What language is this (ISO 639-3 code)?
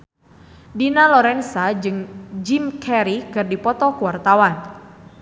sun